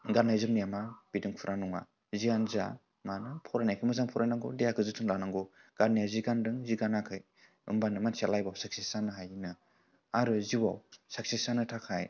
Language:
Bodo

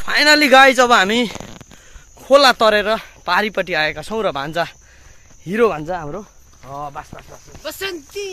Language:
Indonesian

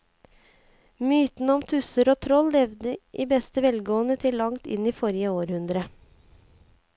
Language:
Norwegian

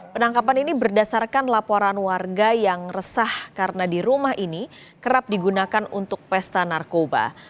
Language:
Indonesian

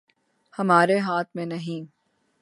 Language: Urdu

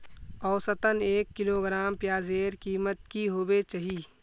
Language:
Magahi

